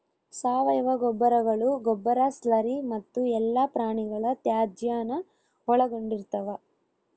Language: Kannada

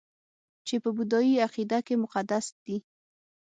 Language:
Pashto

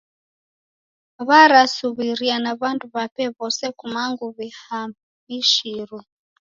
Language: Taita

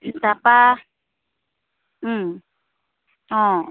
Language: Assamese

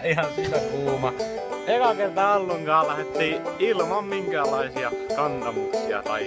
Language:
Finnish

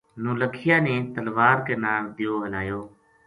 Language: Gujari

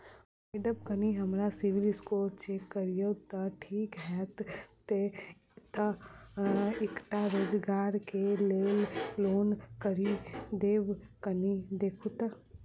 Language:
Maithili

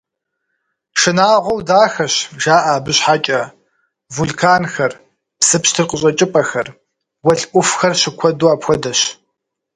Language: Kabardian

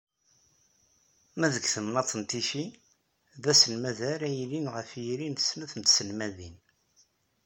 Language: Kabyle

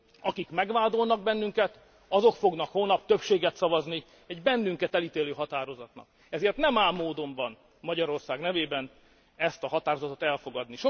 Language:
Hungarian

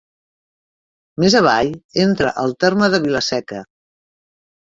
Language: Catalan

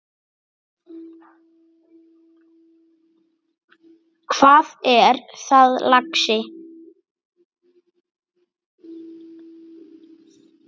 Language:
Icelandic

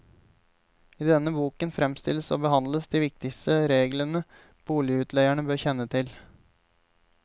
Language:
Norwegian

